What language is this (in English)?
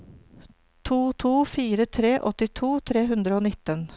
Norwegian